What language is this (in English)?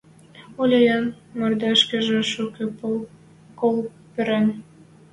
Western Mari